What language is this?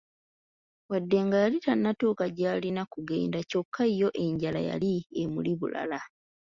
Ganda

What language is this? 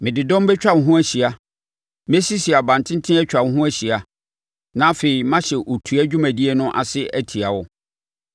Akan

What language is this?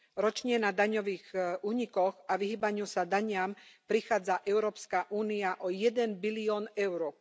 Slovak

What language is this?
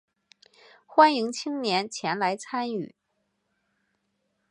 Chinese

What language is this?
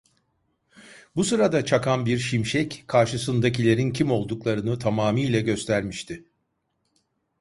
Turkish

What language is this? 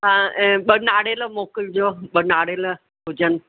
Sindhi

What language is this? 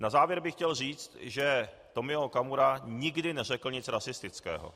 Czech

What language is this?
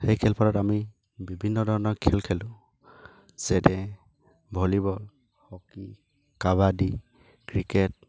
Assamese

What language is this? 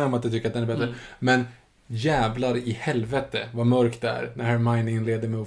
Swedish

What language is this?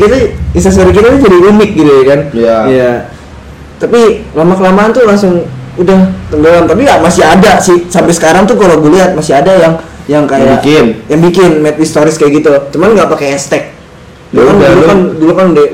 Indonesian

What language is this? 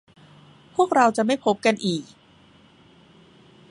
Thai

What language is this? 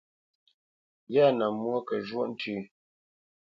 Bamenyam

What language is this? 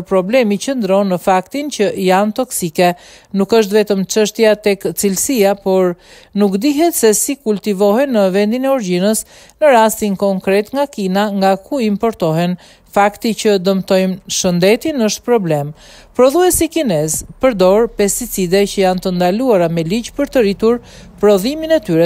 Romanian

